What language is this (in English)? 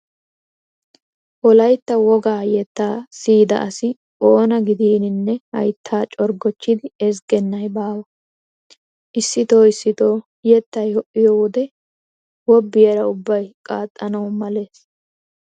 Wolaytta